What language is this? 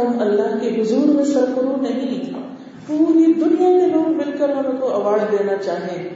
Urdu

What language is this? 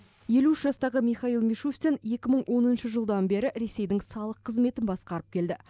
Kazakh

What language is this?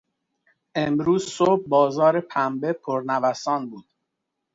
Persian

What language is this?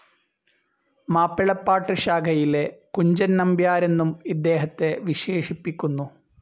Malayalam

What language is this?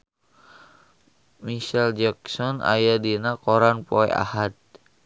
Sundanese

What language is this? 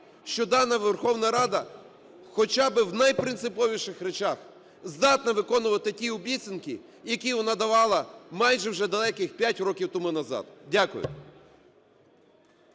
Ukrainian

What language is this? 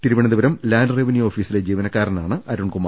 Malayalam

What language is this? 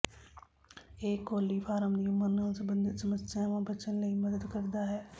Punjabi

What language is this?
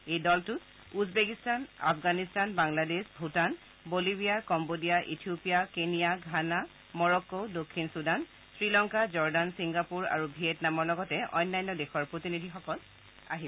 Assamese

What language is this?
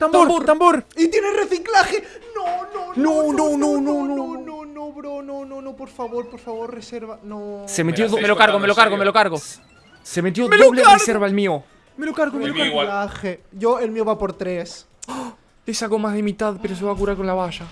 Spanish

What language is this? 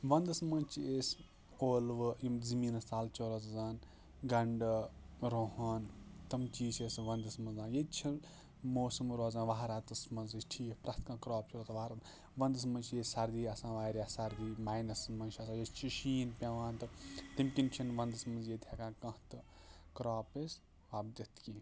Kashmiri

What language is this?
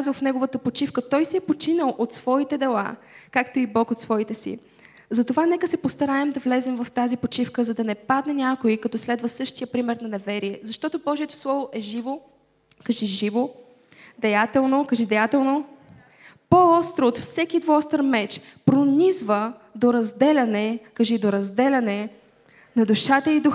Bulgarian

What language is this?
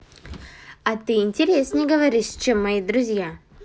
Russian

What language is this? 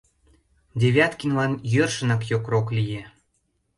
Mari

